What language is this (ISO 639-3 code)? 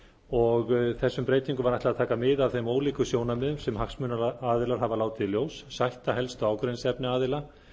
isl